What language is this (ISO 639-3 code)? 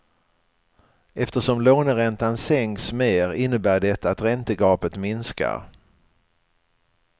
swe